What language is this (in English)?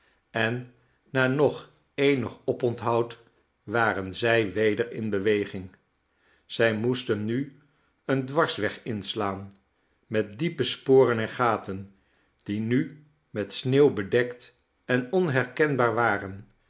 Dutch